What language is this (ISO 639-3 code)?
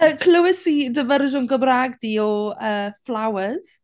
cym